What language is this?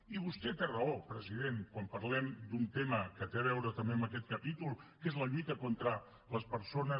Catalan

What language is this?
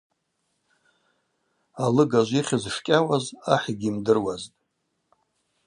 Abaza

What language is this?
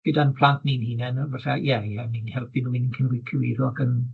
Welsh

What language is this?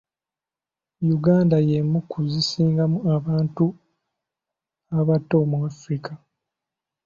Ganda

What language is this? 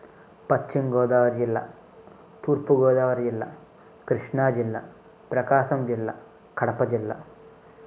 Telugu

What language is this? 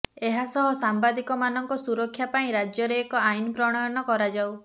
Odia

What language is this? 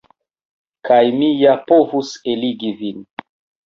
Esperanto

